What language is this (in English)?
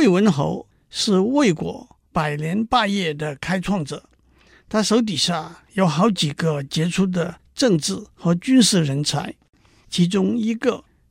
Chinese